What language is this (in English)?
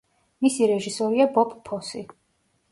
Georgian